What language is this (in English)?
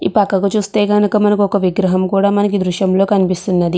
Telugu